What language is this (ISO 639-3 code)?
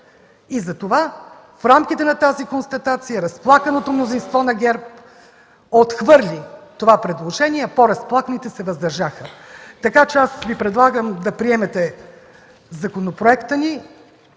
bul